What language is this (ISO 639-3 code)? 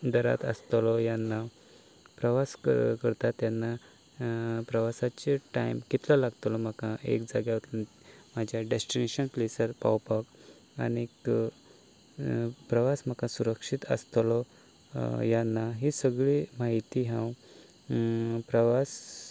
kok